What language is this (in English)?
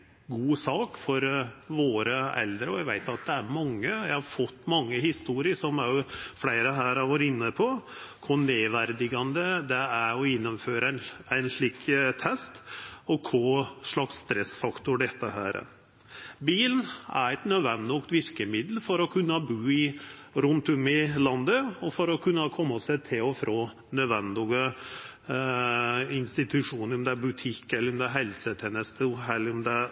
Norwegian Nynorsk